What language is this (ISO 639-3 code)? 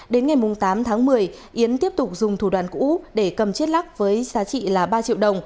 vie